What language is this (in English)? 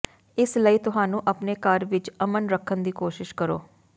Punjabi